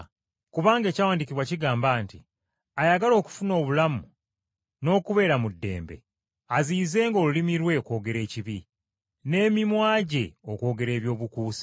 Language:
Ganda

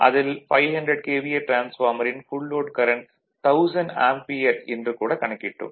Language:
Tamil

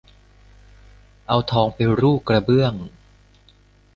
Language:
Thai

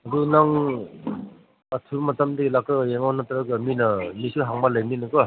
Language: Manipuri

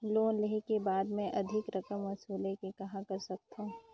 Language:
Chhattisgarhi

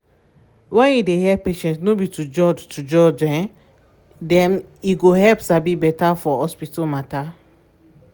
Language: Nigerian Pidgin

